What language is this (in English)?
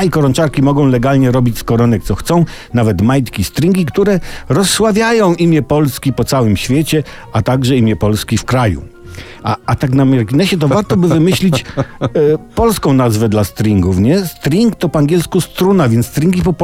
Polish